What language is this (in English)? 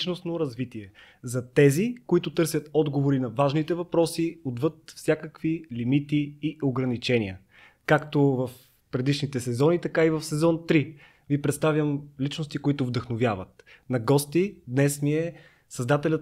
Bulgarian